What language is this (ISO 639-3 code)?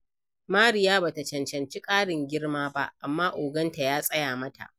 hau